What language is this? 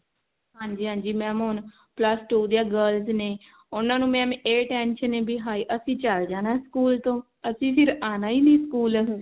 Punjabi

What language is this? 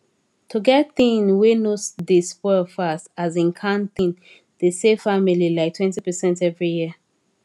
Nigerian Pidgin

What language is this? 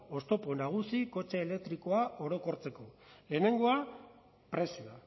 Basque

